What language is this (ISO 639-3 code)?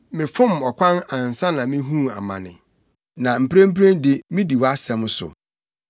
aka